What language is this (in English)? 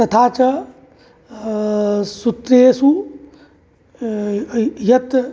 Sanskrit